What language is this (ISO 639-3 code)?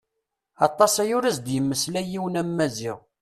kab